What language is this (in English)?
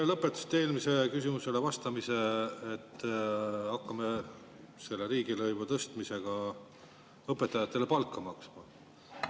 Estonian